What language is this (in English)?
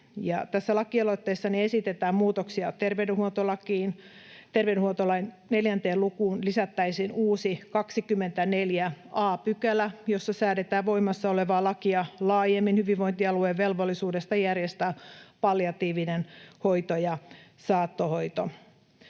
Finnish